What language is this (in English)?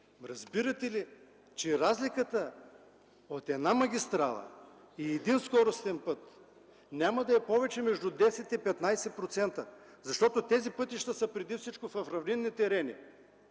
Bulgarian